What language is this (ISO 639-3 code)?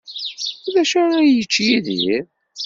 kab